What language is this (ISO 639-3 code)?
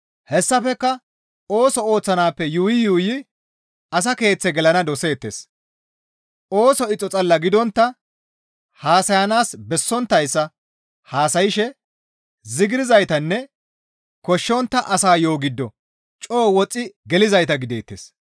gmv